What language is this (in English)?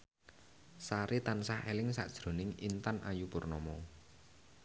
Javanese